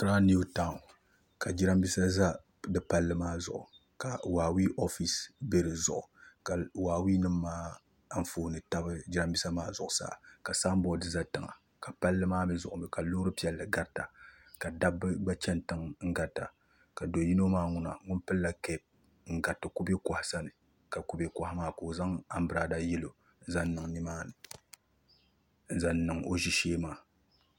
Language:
Dagbani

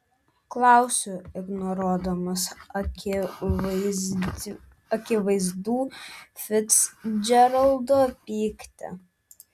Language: Lithuanian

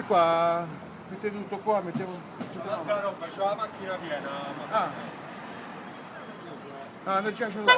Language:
Italian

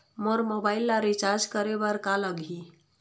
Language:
Chhattisgarhi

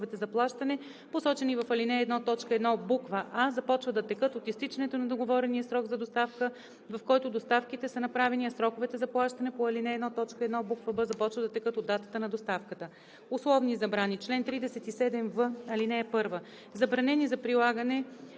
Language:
Bulgarian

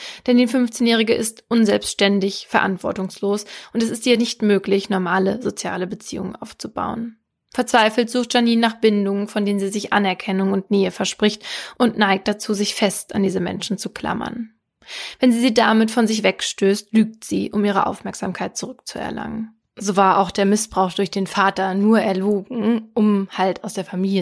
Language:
German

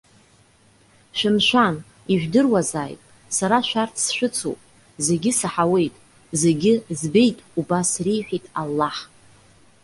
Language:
Abkhazian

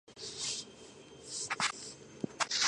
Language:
Georgian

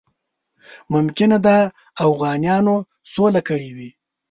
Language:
Pashto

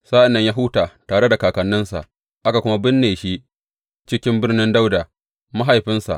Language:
Hausa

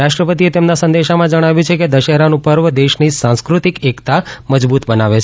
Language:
Gujarati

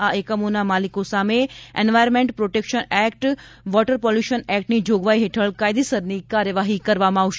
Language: Gujarati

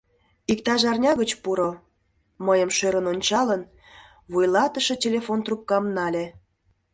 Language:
Mari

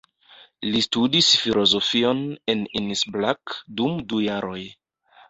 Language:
Esperanto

